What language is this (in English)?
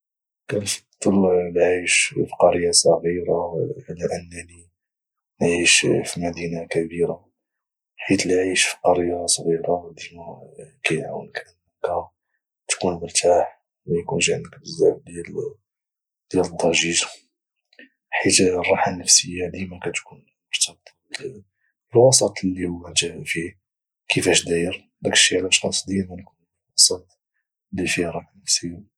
Moroccan Arabic